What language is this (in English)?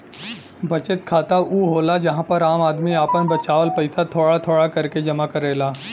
Bhojpuri